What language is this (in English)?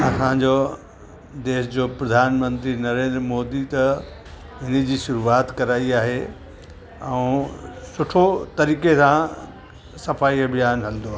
Sindhi